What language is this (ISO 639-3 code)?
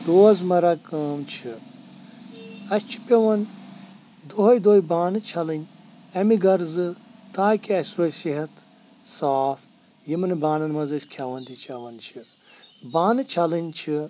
kas